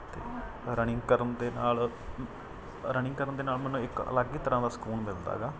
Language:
Punjabi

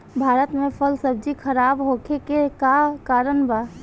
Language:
Bhojpuri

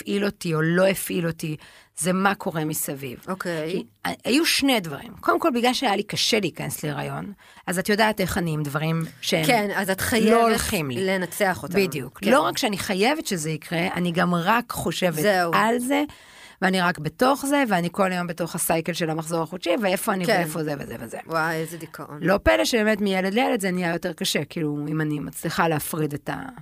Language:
Hebrew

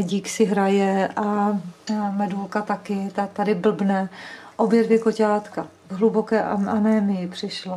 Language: Czech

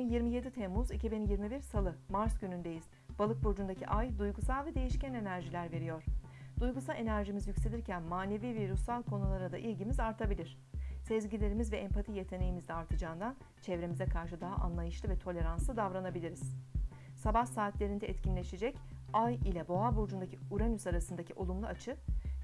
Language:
Turkish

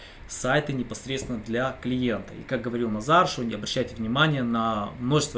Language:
Russian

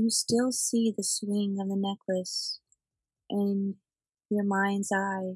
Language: English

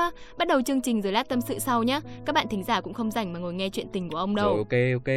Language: Vietnamese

